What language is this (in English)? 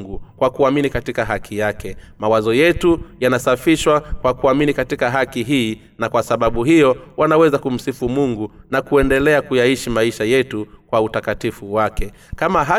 Swahili